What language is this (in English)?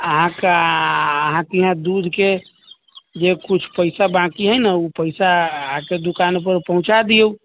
Maithili